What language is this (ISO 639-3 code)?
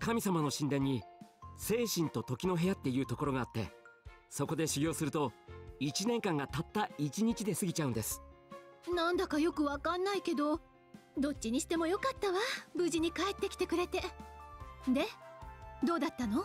jpn